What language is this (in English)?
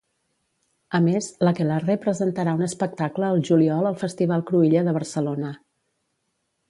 Catalan